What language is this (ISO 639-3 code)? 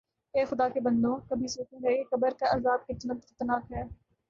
urd